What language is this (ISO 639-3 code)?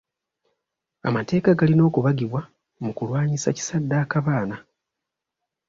lug